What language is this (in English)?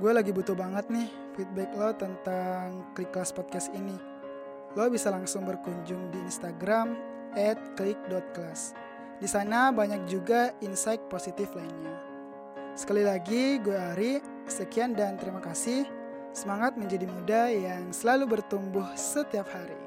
Indonesian